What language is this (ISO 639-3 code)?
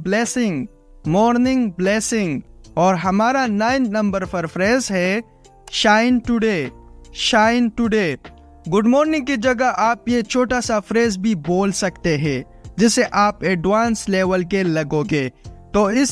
hin